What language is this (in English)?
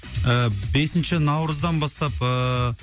Kazakh